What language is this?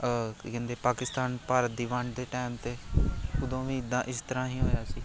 Punjabi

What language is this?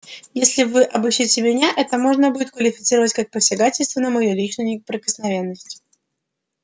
Russian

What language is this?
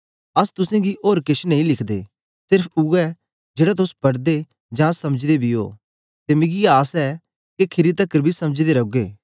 Dogri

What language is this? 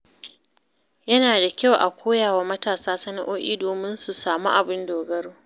Hausa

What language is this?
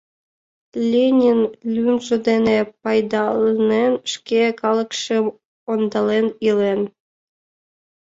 Mari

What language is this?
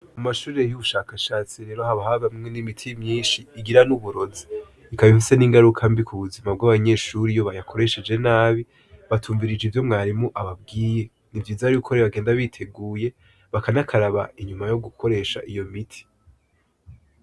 Rundi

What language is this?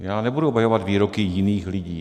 Czech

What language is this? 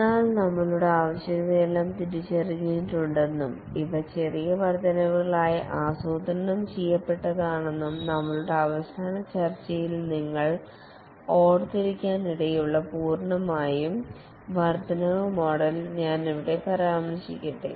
Malayalam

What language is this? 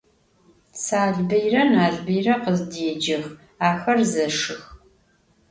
Adyghe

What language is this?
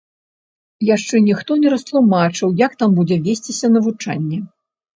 Belarusian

